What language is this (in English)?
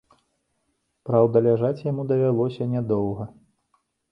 Belarusian